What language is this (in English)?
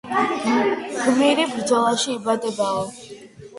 Georgian